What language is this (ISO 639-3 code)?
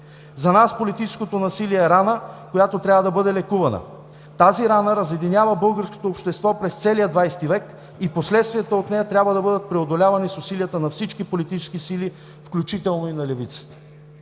bul